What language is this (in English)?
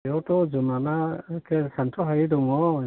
Bodo